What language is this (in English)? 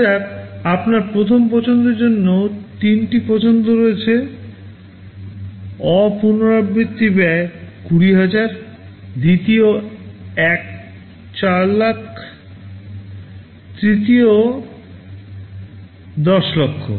Bangla